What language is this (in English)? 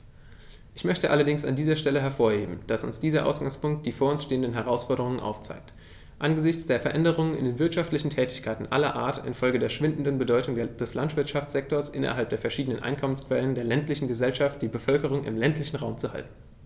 German